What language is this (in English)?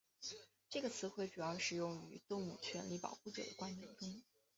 Chinese